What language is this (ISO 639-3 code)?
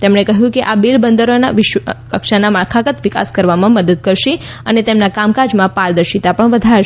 guj